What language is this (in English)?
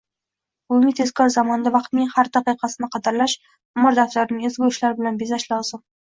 Uzbek